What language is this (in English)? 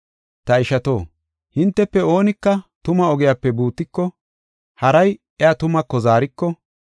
Gofa